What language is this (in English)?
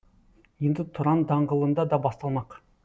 Kazakh